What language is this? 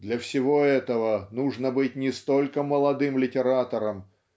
Russian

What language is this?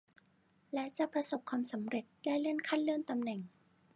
Thai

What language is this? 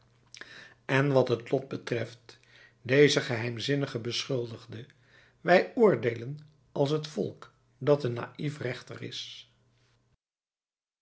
Dutch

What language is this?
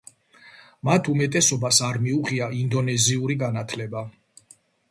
Georgian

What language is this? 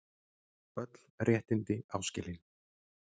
Icelandic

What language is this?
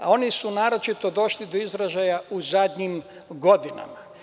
Serbian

